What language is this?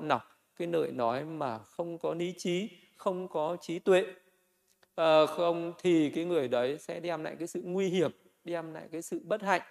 Vietnamese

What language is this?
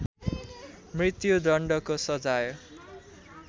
Nepali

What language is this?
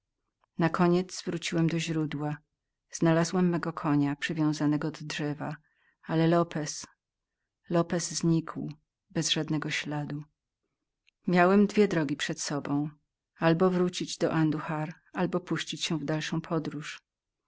Polish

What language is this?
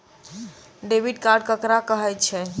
Maithili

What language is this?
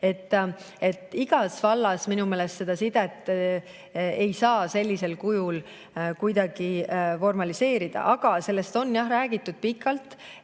Estonian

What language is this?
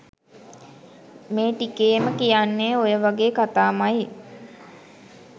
Sinhala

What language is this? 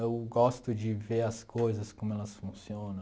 Portuguese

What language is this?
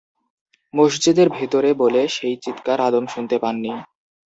Bangla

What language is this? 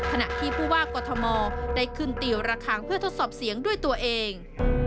Thai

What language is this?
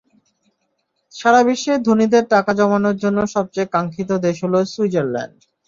Bangla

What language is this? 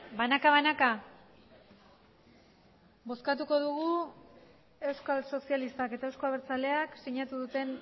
Basque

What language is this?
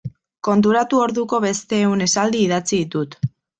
Basque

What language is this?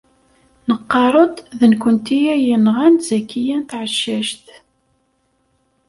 Kabyle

